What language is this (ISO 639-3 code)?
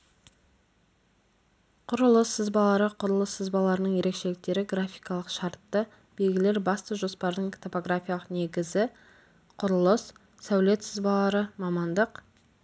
kaz